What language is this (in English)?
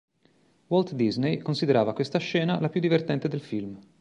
Italian